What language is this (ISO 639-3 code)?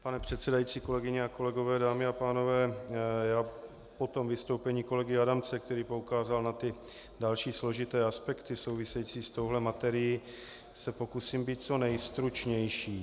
ces